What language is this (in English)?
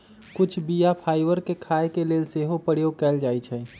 Magahi